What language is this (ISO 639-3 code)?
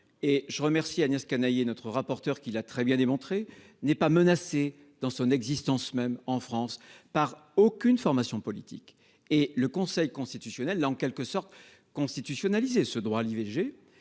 fra